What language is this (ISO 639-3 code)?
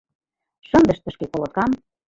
chm